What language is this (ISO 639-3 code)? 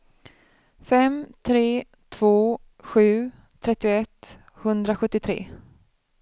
swe